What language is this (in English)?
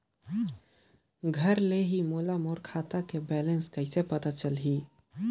Chhattisgarhi